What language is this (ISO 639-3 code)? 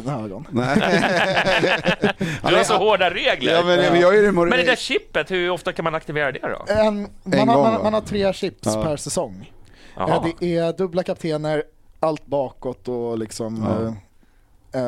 swe